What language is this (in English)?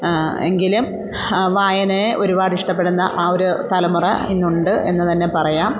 Malayalam